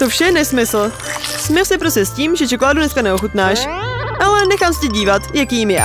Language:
Czech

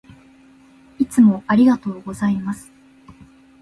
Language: Japanese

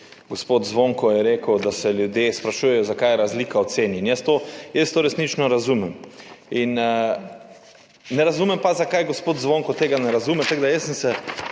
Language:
Slovenian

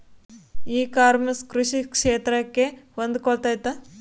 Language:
Kannada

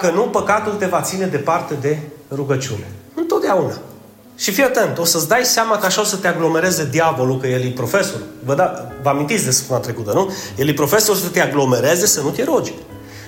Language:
Romanian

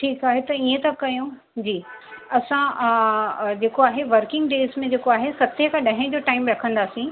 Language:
Sindhi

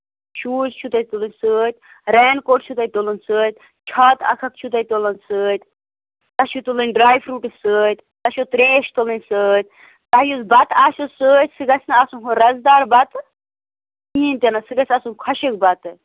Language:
Kashmiri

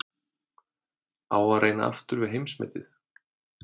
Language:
Icelandic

